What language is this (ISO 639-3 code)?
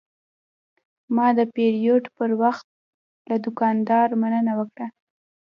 pus